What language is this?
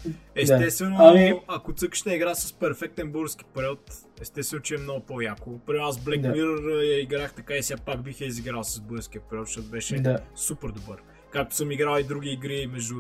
Bulgarian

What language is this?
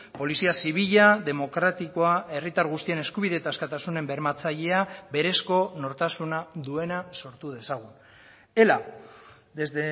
Basque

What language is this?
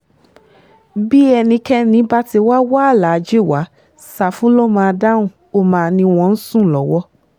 Yoruba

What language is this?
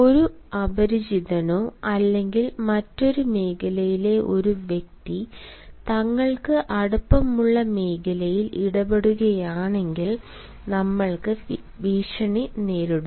Malayalam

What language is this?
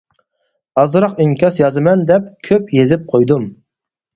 Uyghur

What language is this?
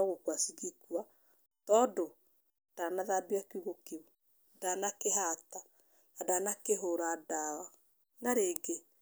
Kikuyu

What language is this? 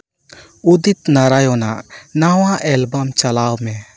Santali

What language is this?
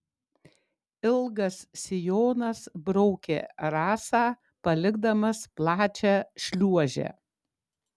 Lithuanian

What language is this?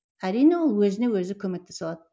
Kazakh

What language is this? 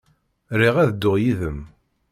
Kabyle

